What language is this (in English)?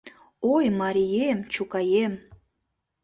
Mari